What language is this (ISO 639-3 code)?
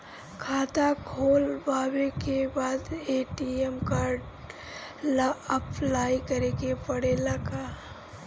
bho